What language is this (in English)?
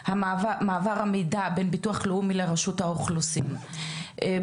Hebrew